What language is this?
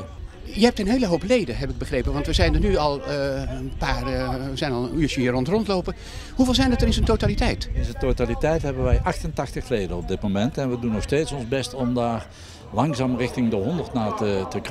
Dutch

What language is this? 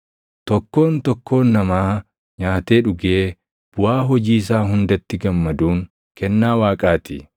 Oromo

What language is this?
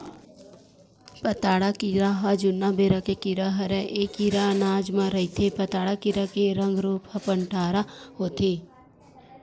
Chhattisgarhi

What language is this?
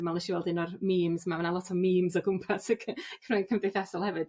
Welsh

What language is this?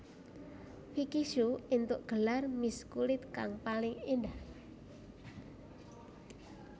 Javanese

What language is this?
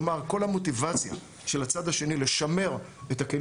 Hebrew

